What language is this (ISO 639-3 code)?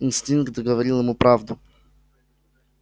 rus